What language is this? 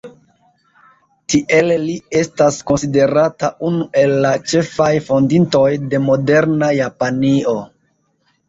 Esperanto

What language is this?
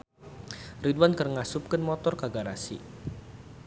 Sundanese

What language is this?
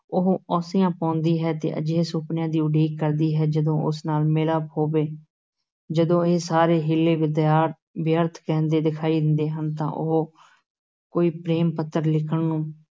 Punjabi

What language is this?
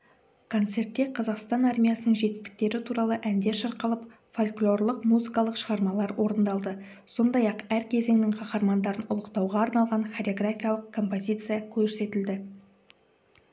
Kazakh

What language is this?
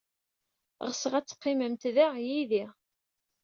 Kabyle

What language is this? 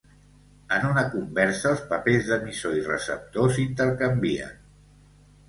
Catalan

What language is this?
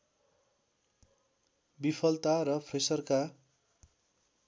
Nepali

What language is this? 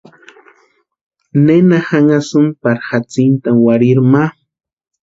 Western Highland Purepecha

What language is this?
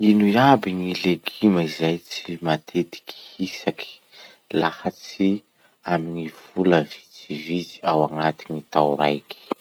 Masikoro Malagasy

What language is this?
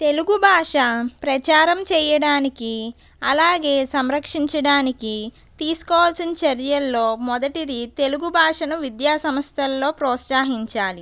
Telugu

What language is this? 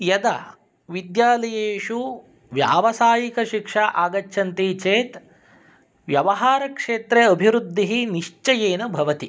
Sanskrit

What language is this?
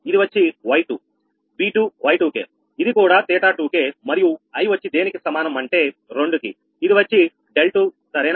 Telugu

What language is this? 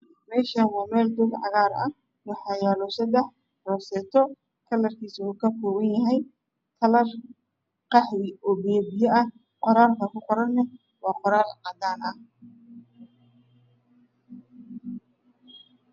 Somali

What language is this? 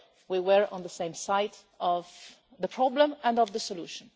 English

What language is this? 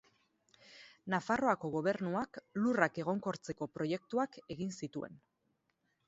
Basque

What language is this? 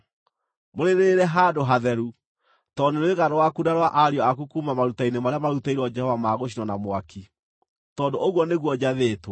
Kikuyu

